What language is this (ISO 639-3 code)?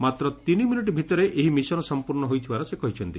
ori